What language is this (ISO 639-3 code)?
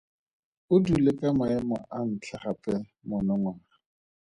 tsn